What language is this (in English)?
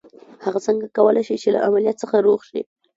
Pashto